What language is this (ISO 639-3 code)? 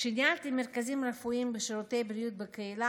heb